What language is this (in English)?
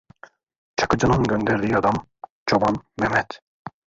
Turkish